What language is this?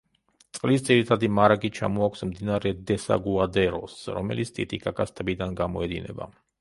Georgian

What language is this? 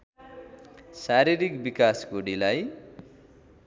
Nepali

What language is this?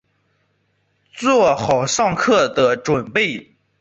Chinese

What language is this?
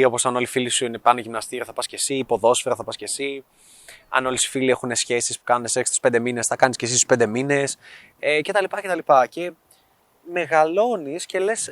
Greek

